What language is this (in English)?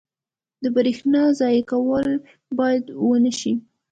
Pashto